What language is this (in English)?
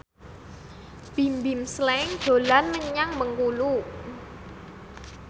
Javanese